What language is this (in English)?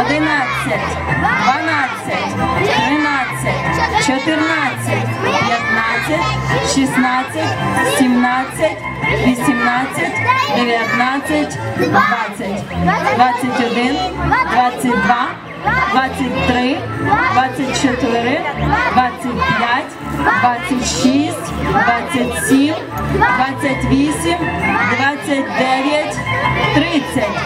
Ukrainian